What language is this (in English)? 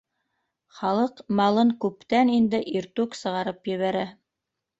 Bashkir